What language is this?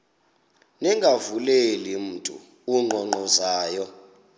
Xhosa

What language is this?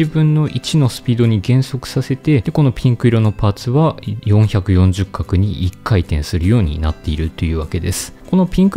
Japanese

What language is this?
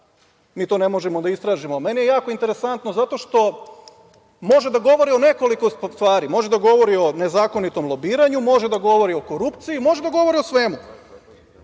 Serbian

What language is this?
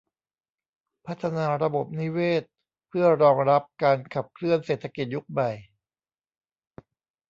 Thai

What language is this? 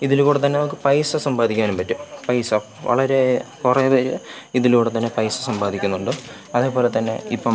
Malayalam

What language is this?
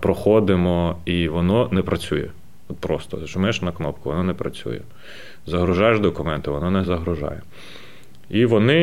Ukrainian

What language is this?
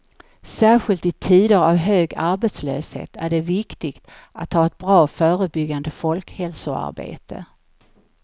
Swedish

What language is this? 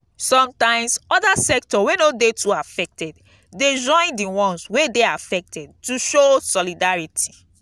Nigerian Pidgin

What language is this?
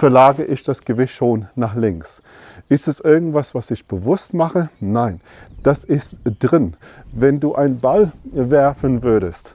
German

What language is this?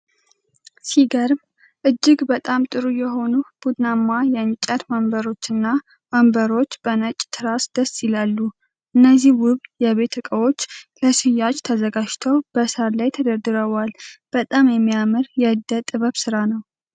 Amharic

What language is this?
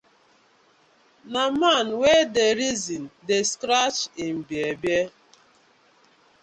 Nigerian Pidgin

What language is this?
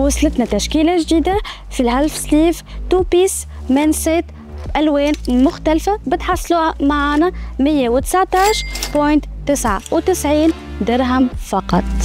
Arabic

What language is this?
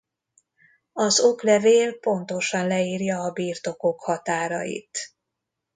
Hungarian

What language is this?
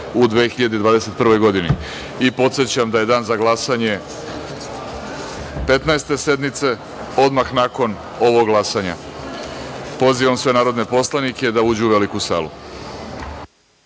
Serbian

